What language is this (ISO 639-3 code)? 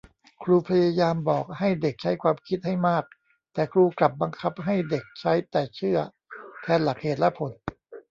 tha